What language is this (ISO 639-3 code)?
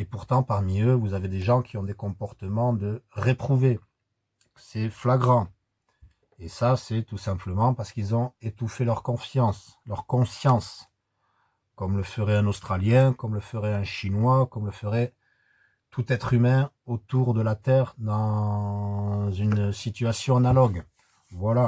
fra